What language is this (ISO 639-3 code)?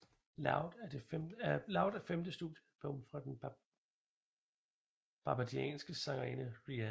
dan